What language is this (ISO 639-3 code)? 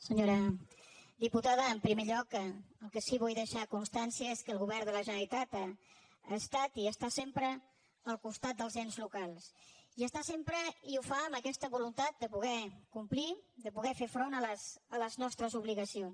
cat